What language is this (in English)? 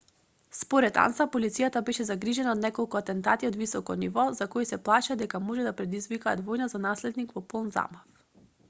Macedonian